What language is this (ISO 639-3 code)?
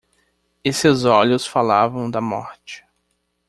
por